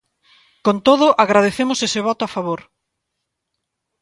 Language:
Galician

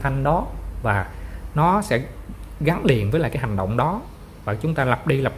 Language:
Vietnamese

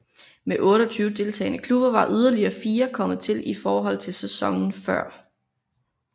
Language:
Danish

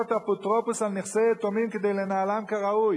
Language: Hebrew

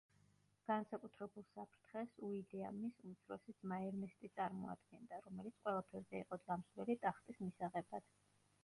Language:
Georgian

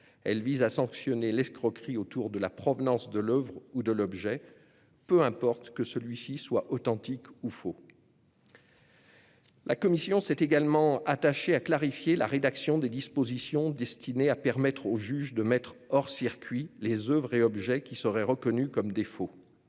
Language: French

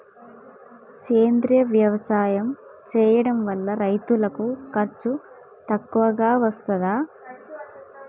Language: Telugu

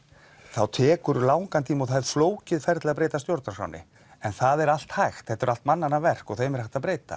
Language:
Icelandic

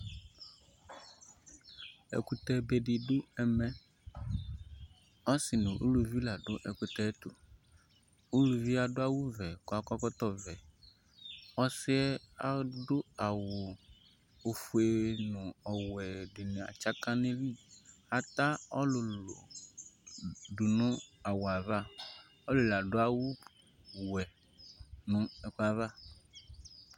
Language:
Ikposo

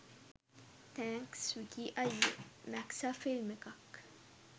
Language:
Sinhala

